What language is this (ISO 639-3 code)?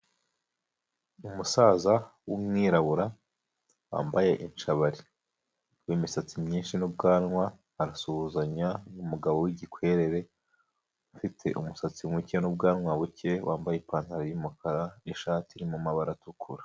kin